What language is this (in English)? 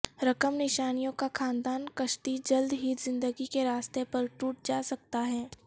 Urdu